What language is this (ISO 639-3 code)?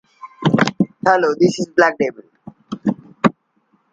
eng